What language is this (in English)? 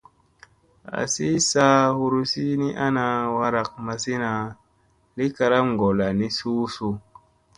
Musey